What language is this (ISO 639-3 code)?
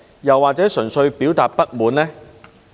yue